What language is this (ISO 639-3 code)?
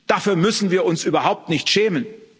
deu